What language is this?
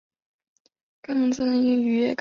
Chinese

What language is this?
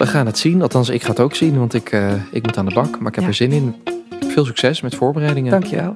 Dutch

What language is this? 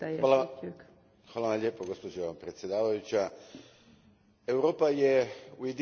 Croatian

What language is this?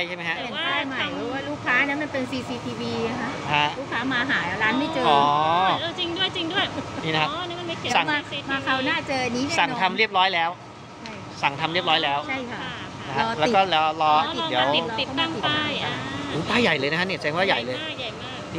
Thai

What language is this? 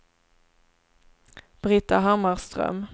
Swedish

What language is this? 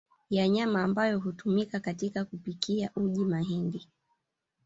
Swahili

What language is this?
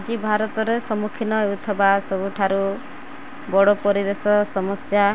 Odia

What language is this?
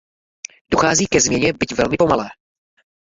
Czech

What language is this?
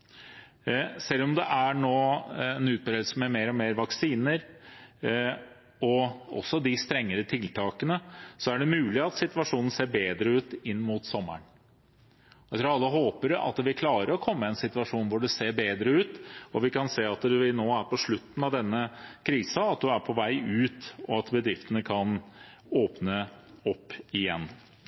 Norwegian Bokmål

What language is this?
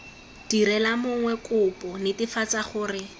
Tswana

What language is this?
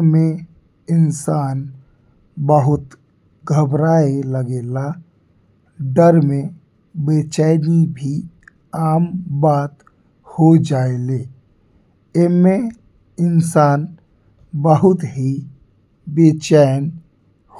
Bhojpuri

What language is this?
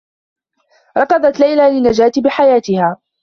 Arabic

